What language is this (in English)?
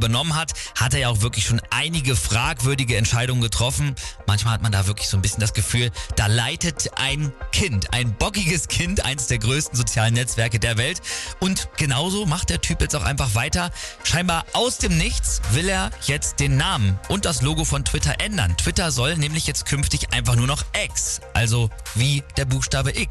German